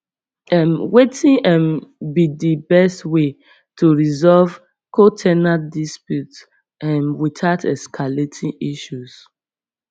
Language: Nigerian Pidgin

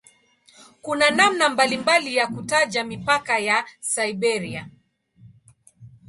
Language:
Swahili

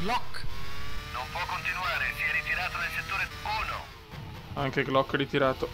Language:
Italian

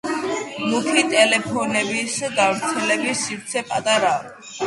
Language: Georgian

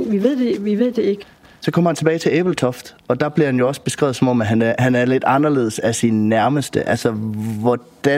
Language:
Danish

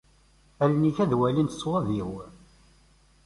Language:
Kabyle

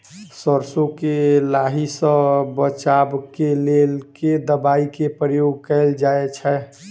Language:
Maithili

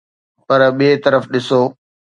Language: Sindhi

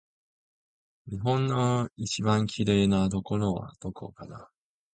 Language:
Japanese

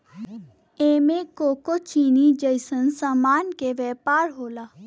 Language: Bhojpuri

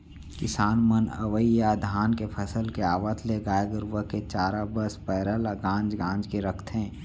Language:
Chhattisgarhi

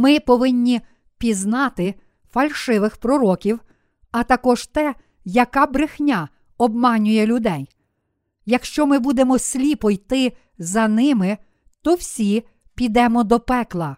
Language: Ukrainian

